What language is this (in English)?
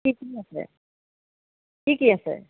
Assamese